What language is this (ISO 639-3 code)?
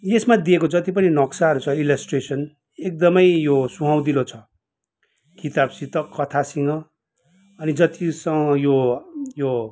nep